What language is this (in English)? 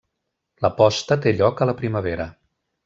Catalan